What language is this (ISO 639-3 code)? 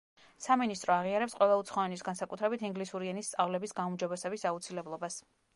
kat